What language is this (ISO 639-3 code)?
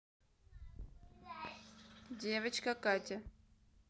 rus